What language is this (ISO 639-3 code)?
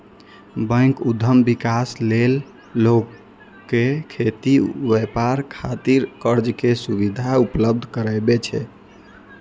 mai